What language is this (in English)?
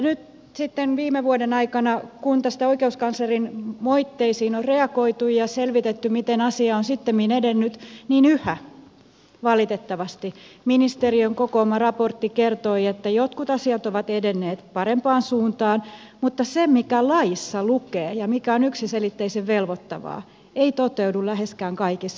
Finnish